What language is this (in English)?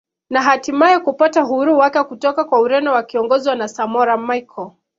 Swahili